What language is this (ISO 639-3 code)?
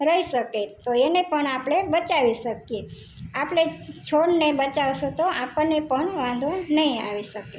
guj